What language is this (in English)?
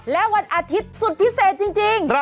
Thai